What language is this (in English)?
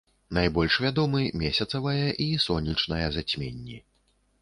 Belarusian